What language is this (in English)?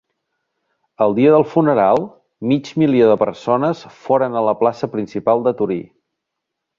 Catalan